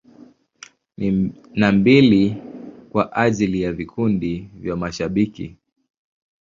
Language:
Swahili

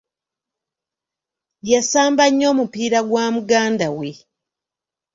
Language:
Ganda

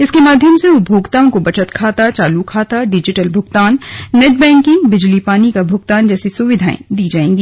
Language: Hindi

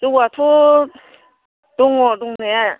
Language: Bodo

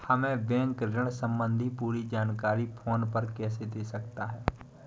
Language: Hindi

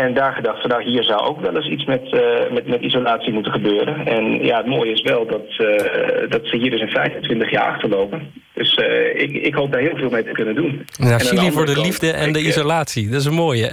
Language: Dutch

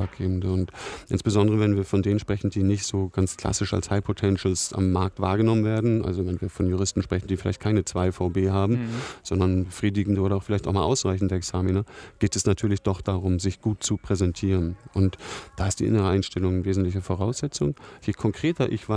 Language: German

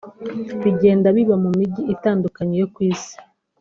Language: Kinyarwanda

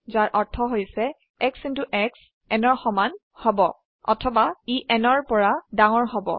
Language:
Assamese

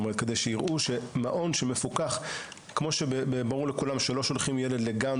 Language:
Hebrew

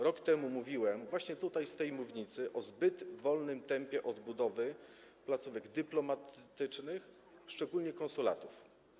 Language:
Polish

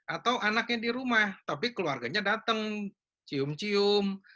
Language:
Indonesian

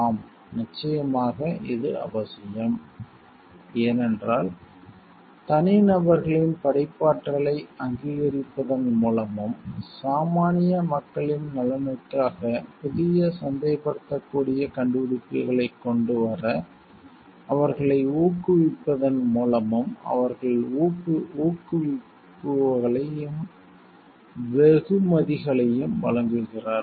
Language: Tamil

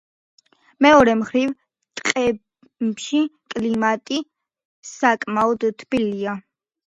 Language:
Georgian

